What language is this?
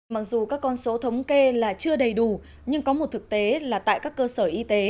Vietnamese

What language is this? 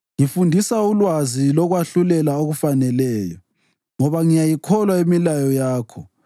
North Ndebele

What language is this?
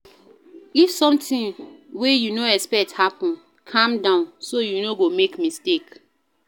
Nigerian Pidgin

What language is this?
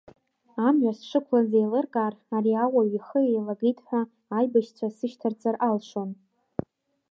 Abkhazian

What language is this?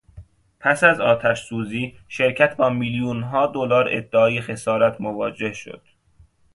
Persian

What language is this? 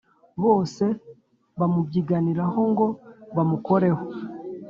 Kinyarwanda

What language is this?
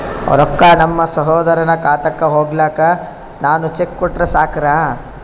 Kannada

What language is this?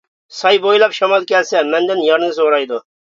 Uyghur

